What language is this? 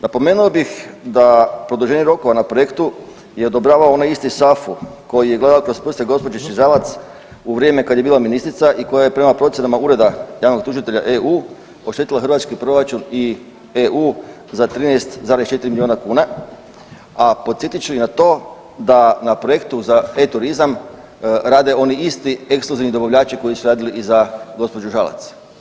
Croatian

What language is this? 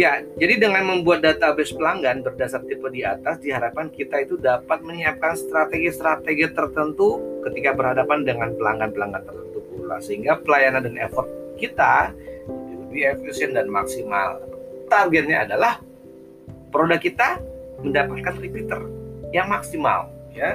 Indonesian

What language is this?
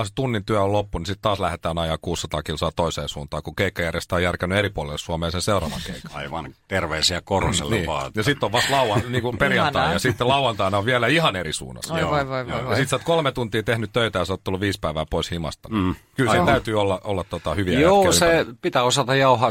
Finnish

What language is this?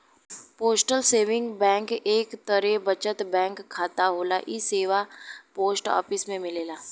Bhojpuri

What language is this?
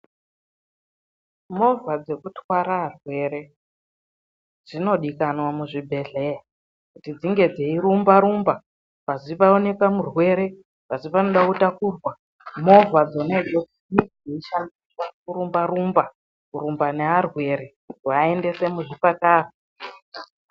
Ndau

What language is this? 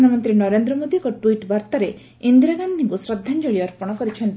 Odia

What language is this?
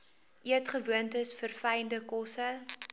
Afrikaans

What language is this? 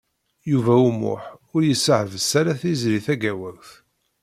Kabyle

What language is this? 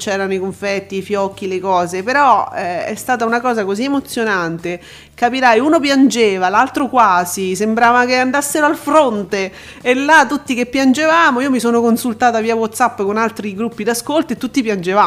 Italian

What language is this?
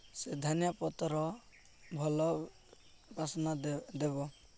Odia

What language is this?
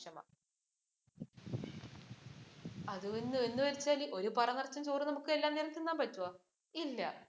Malayalam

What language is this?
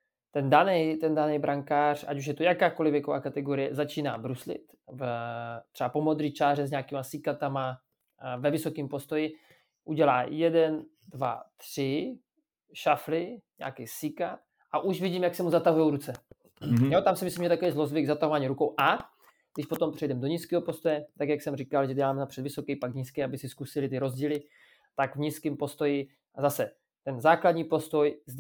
Czech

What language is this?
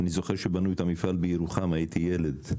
Hebrew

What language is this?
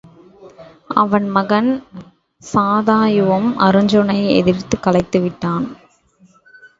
Tamil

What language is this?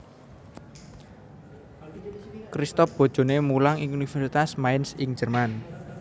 Javanese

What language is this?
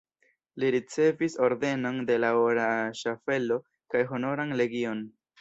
Esperanto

